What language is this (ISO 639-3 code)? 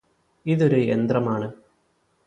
mal